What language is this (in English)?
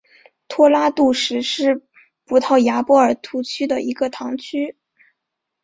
Chinese